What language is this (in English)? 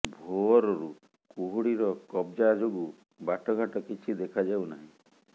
Odia